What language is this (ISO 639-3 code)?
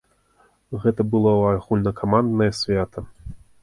bel